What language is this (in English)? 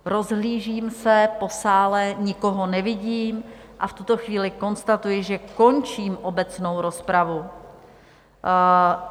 Czech